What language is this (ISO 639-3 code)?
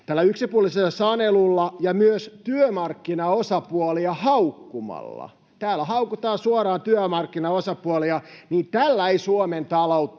fin